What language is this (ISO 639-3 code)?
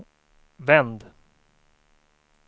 swe